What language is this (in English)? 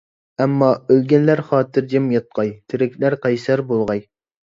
Uyghur